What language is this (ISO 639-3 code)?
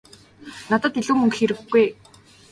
mon